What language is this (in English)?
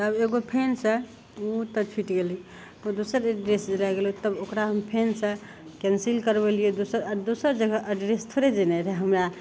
Maithili